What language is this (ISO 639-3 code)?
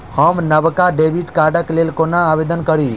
mai